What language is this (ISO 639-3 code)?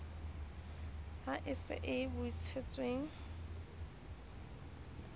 sot